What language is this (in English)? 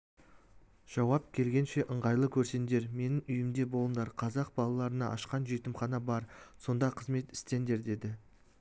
Kazakh